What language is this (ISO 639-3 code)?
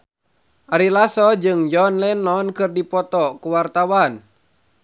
sun